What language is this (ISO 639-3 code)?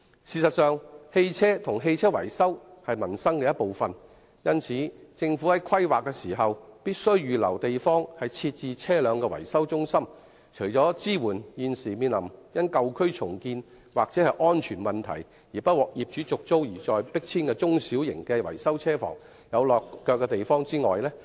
yue